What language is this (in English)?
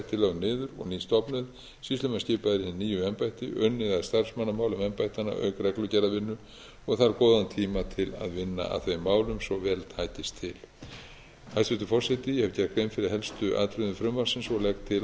Icelandic